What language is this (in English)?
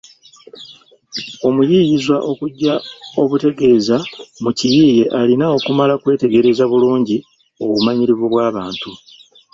Ganda